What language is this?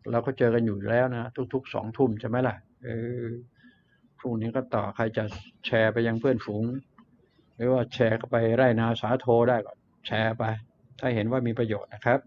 Thai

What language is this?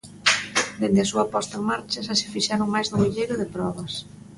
Galician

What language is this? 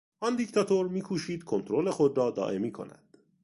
Persian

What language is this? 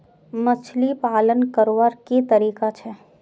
Magahi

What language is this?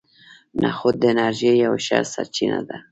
Pashto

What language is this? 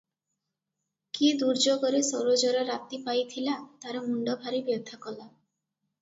Odia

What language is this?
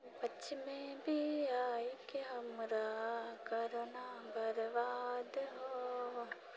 Maithili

